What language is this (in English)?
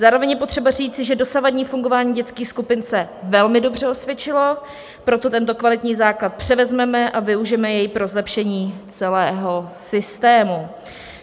Czech